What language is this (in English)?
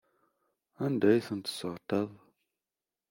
Kabyle